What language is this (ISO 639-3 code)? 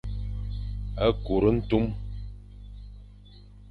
fan